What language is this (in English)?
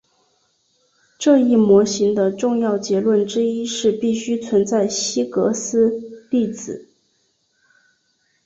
Chinese